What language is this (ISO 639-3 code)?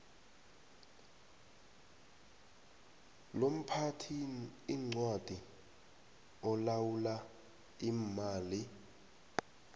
nbl